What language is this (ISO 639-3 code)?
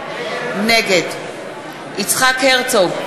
heb